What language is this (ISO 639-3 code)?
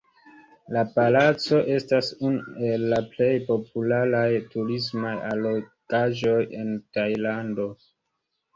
epo